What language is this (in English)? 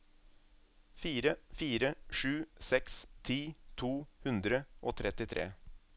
Norwegian